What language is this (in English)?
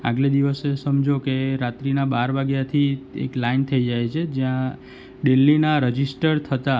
Gujarati